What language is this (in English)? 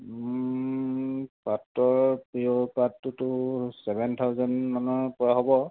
Assamese